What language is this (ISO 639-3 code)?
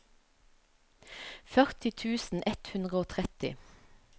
nor